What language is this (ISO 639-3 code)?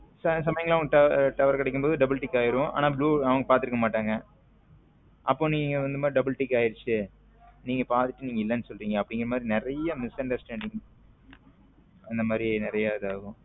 tam